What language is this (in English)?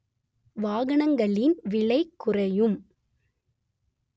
Tamil